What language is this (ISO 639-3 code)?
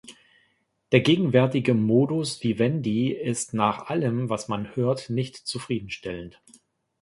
deu